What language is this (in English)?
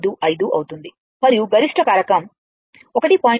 Telugu